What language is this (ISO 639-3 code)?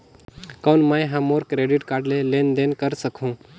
hne